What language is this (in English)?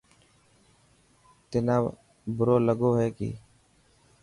Dhatki